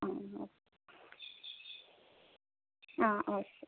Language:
Malayalam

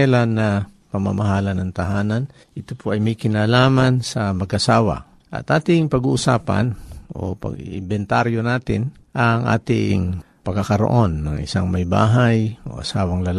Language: Filipino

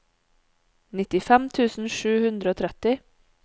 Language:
Norwegian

